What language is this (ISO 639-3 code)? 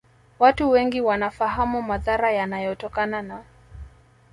swa